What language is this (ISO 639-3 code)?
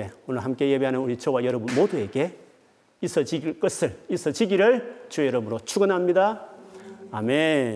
kor